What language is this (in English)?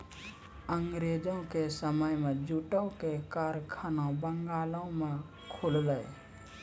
Maithili